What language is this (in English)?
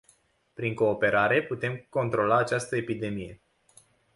Romanian